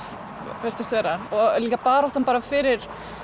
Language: Icelandic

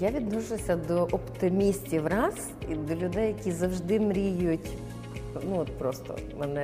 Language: Ukrainian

